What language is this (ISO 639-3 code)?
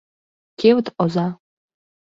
chm